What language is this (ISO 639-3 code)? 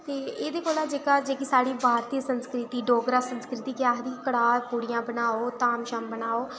doi